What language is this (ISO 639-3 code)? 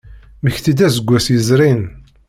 kab